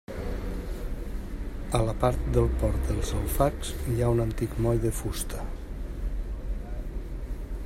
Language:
Catalan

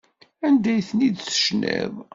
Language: Kabyle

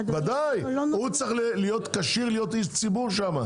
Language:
Hebrew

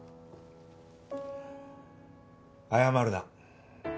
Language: Japanese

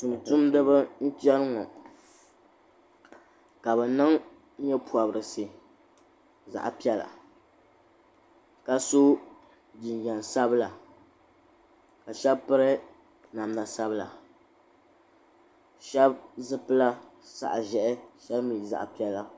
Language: Dagbani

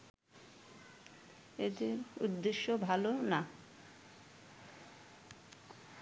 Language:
Bangla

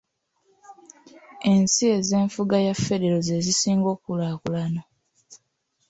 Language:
Ganda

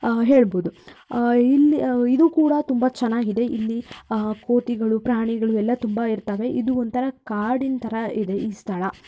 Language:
Kannada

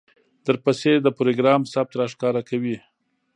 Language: Pashto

